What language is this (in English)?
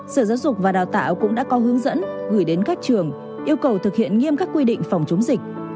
Vietnamese